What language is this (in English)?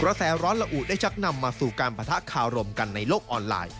Thai